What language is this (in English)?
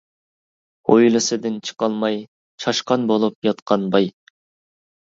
Uyghur